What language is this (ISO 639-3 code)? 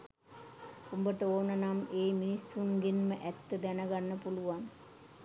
sin